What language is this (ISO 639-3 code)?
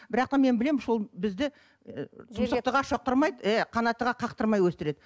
kaz